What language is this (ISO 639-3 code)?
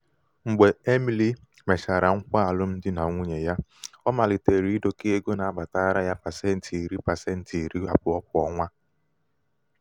ibo